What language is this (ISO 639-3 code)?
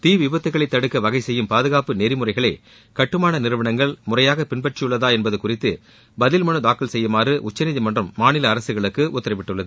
tam